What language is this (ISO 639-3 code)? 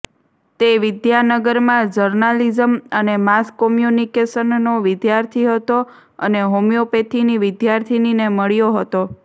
guj